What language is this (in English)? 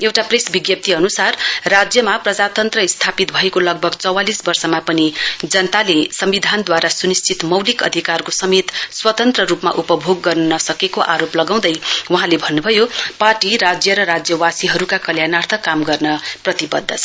Nepali